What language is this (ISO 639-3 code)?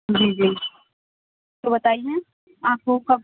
urd